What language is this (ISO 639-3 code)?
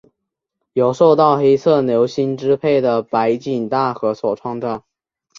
zho